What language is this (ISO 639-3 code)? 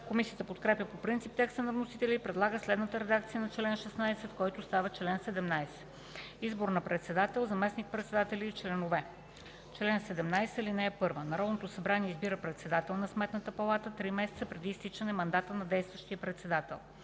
bul